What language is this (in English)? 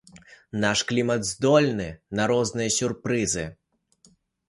Belarusian